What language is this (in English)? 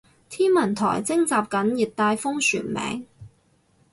Cantonese